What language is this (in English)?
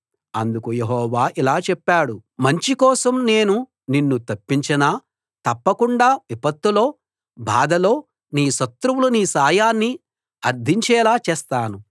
Telugu